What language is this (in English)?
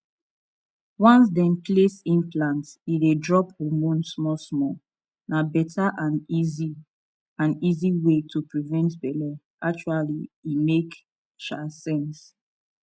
Nigerian Pidgin